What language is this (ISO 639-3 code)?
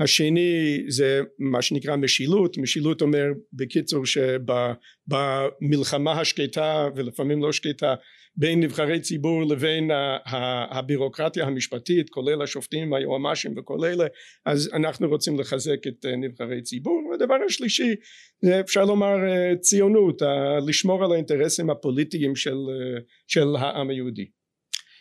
heb